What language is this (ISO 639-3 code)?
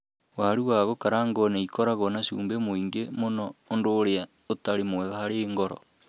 kik